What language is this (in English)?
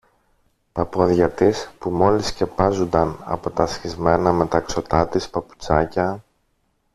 Greek